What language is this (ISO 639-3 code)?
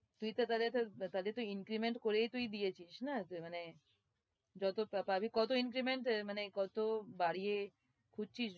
ben